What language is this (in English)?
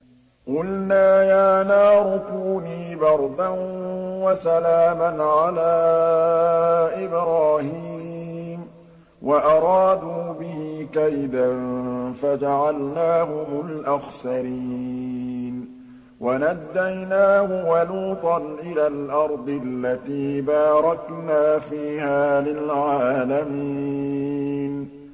Arabic